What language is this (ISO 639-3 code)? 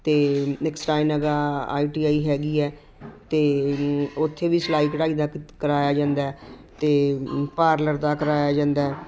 pan